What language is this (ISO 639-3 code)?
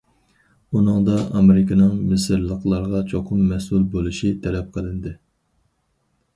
uig